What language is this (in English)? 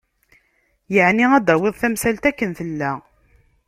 Kabyle